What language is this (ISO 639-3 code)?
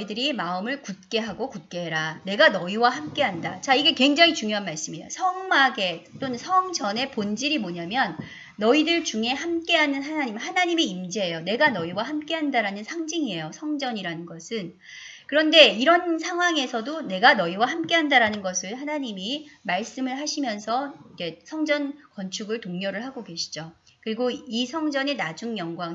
kor